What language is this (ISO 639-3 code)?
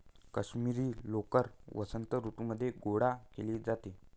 mar